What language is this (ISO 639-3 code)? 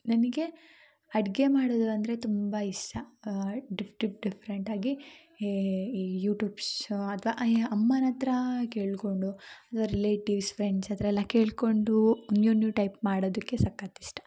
kan